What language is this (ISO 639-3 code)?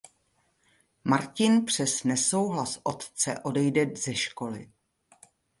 ces